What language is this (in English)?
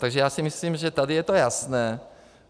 Czech